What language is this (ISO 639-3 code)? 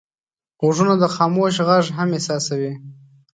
pus